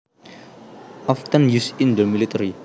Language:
Javanese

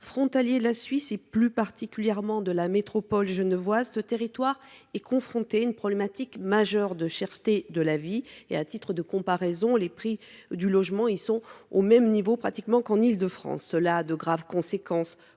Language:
French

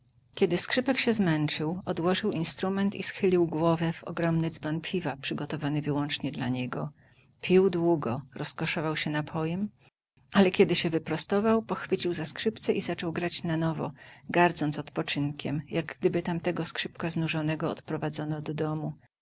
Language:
Polish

